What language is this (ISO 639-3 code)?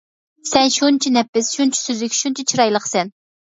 uig